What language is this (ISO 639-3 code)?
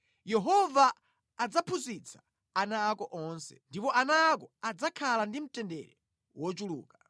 nya